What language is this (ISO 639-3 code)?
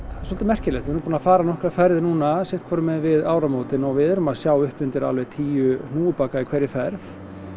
isl